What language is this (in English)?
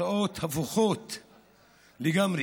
Hebrew